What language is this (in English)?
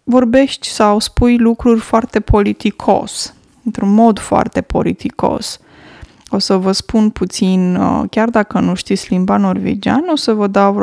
Romanian